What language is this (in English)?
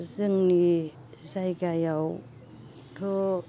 Bodo